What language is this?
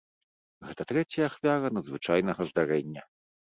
Belarusian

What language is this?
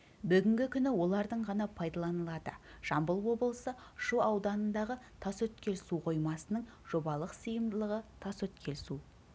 Kazakh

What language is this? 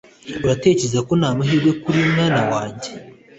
Kinyarwanda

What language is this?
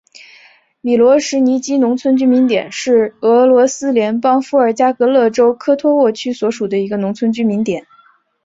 Chinese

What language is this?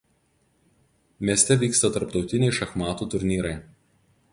Lithuanian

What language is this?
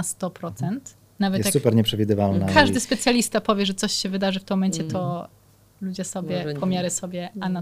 Polish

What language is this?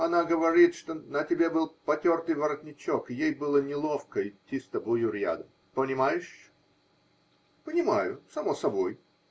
Russian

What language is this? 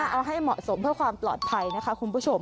Thai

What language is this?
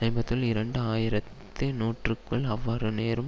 Tamil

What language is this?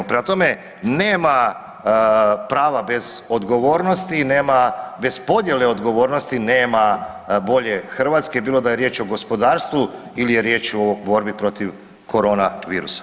Croatian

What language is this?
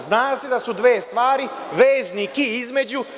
Serbian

